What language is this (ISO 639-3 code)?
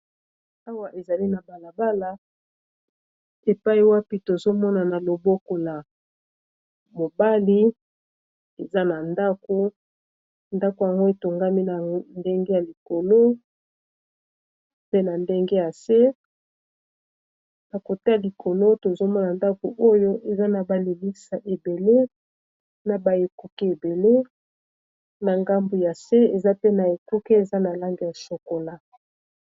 lin